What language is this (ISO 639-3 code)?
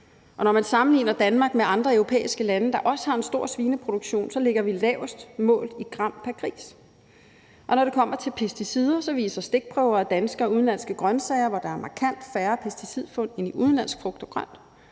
dan